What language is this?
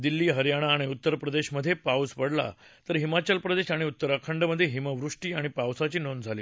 Marathi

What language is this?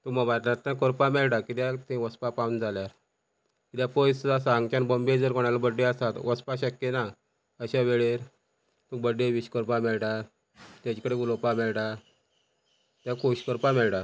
Konkani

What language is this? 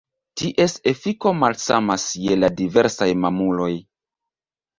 Esperanto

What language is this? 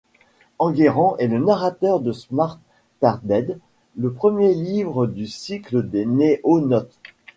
French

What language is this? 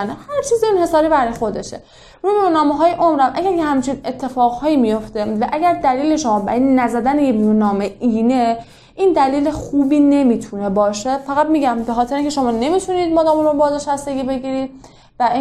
Persian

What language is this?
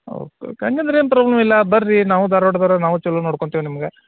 Kannada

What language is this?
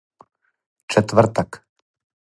Serbian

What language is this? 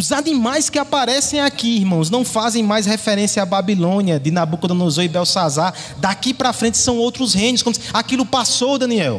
Portuguese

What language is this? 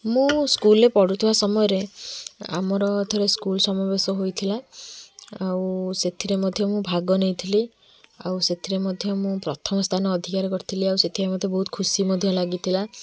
Odia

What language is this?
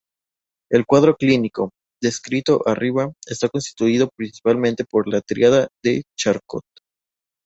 Spanish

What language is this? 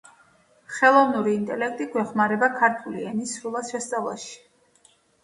Georgian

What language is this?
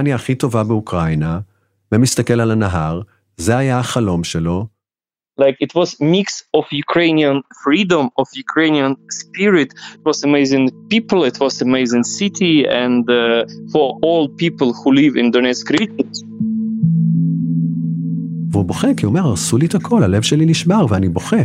Hebrew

